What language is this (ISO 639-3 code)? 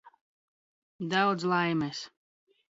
lav